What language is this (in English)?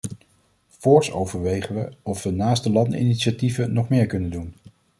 Dutch